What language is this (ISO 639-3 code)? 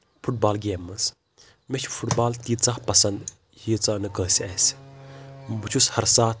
kas